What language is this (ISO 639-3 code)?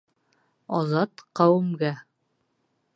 bak